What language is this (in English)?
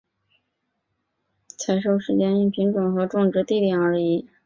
Chinese